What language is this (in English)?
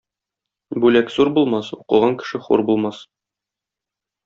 Tatar